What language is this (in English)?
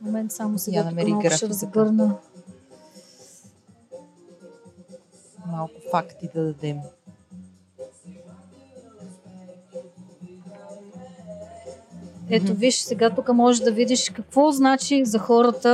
Bulgarian